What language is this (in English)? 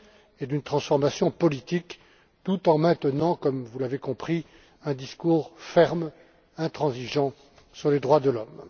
French